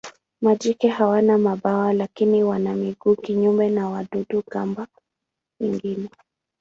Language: Swahili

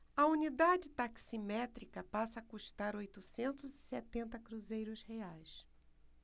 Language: Portuguese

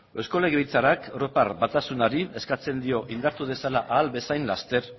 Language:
Basque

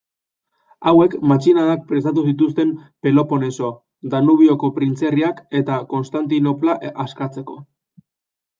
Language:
Basque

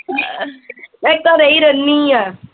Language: Punjabi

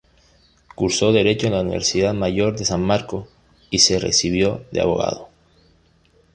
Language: Spanish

